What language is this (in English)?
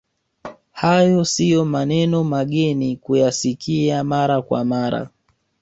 Swahili